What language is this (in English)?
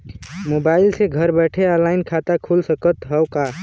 Bhojpuri